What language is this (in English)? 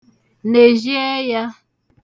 Igbo